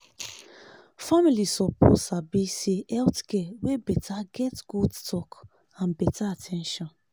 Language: Nigerian Pidgin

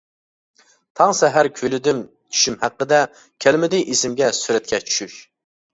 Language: Uyghur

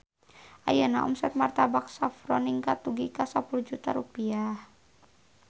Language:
Sundanese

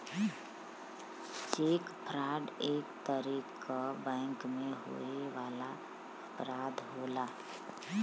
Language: Bhojpuri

